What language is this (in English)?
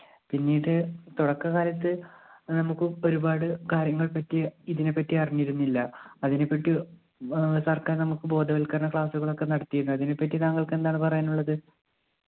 Malayalam